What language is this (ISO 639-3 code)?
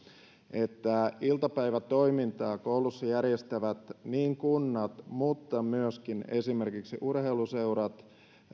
fin